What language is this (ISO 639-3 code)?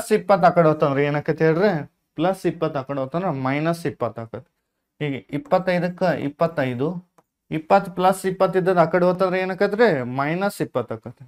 kan